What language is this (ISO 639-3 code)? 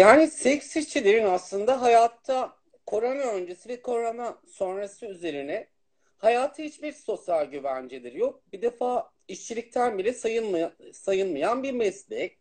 tur